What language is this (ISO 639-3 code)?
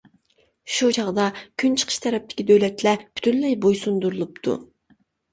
uig